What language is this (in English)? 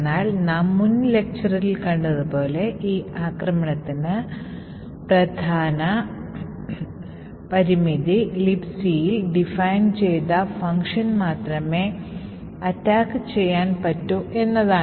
Malayalam